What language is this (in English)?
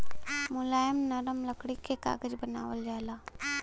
Bhojpuri